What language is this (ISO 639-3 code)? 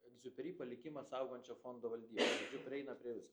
lit